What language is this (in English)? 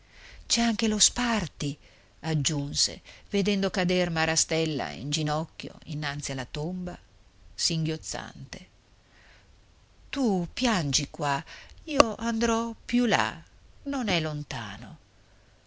Italian